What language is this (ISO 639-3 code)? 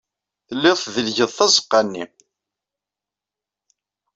kab